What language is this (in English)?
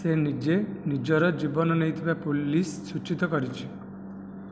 Odia